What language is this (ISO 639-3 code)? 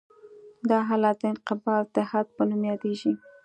pus